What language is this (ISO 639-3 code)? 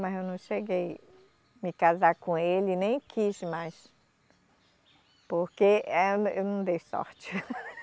por